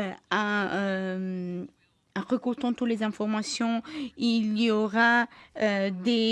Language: French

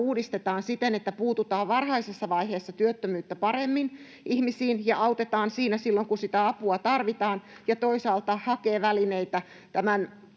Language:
Finnish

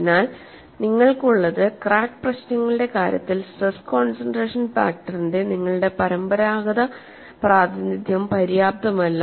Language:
Malayalam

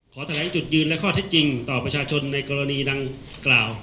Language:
Thai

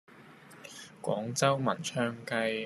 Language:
Cantonese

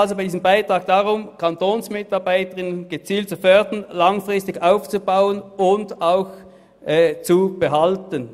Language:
Swiss German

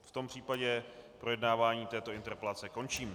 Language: Czech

